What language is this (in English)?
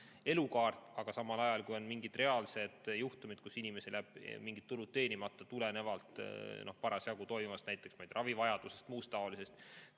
Estonian